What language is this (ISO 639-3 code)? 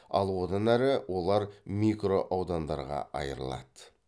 kaz